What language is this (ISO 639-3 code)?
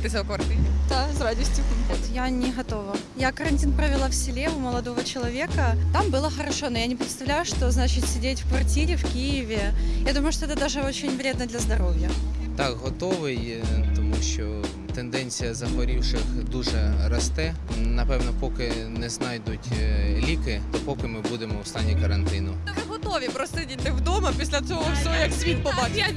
ukr